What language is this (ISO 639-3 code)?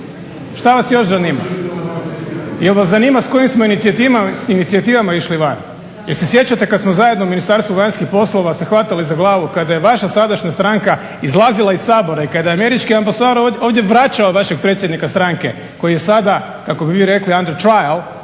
hrv